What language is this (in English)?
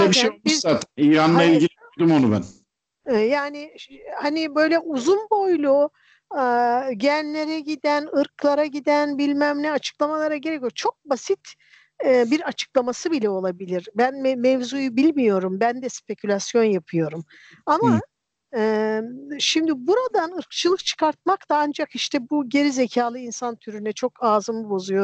Turkish